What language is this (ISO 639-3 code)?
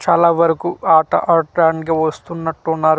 tel